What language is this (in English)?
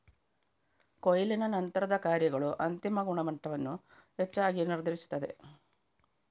Kannada